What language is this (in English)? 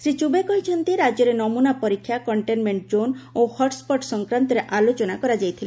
Odia